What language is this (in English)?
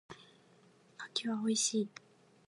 Japanese